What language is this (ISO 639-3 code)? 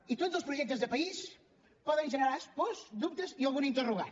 cat